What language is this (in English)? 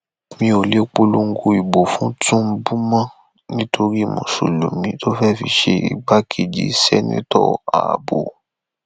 Yoruba